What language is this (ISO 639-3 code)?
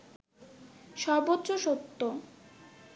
ben